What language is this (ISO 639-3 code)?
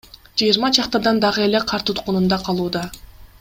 kir